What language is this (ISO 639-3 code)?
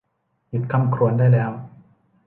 tha